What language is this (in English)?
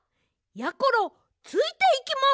Japanese